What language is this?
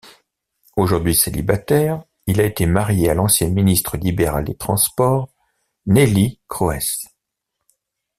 French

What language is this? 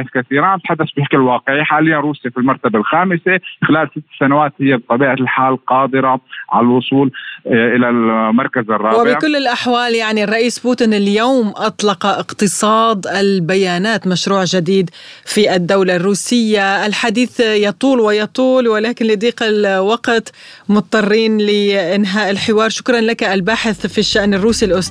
Arabic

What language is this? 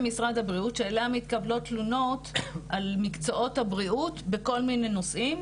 Hebrew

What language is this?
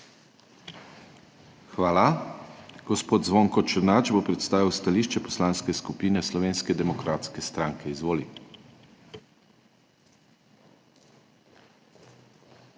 Slovenian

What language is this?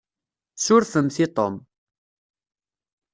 Kabyle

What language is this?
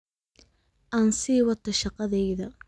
Somali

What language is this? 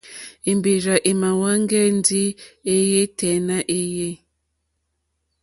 Mokpwe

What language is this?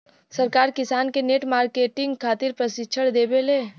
Bhojpuri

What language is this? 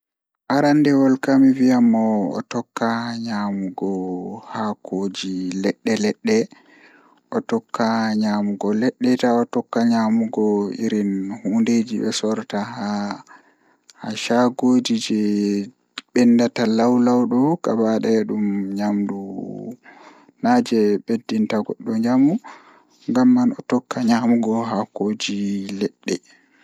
Fula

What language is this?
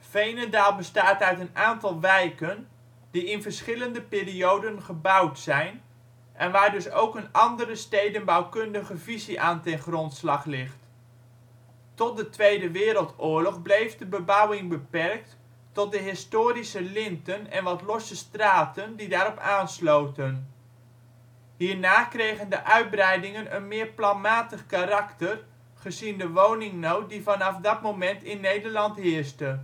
Dutch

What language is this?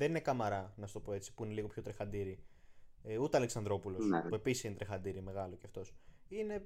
Greek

